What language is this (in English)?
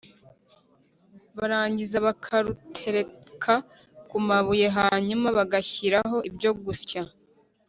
Kinyarwanda